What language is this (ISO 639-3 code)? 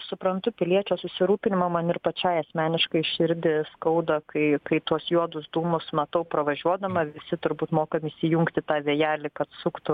lit